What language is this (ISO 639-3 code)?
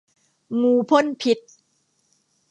tha